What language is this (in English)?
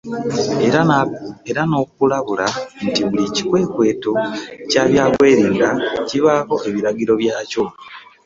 Ganda